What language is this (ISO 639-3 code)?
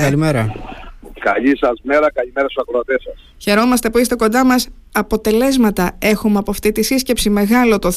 ell